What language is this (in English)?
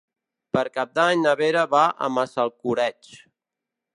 Catalan